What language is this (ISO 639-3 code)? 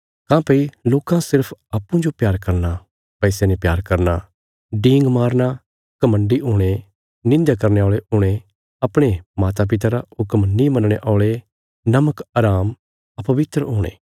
kfs